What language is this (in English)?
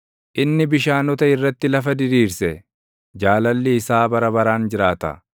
Oromo